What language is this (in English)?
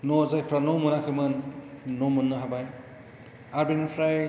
Bodo